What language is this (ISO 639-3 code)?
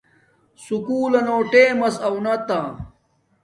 dmk